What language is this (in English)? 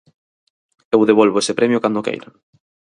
Galician